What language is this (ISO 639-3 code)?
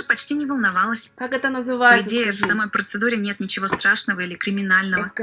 rus